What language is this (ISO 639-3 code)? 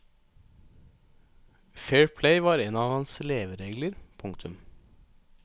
nor